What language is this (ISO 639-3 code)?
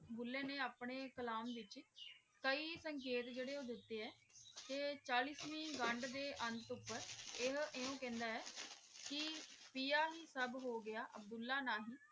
pan